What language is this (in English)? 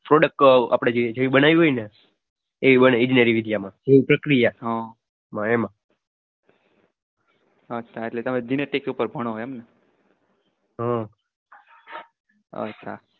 Gujarati